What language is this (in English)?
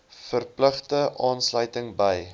Afrikaans